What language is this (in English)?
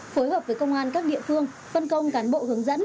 Vietnamese